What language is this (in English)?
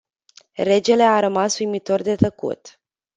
Romanian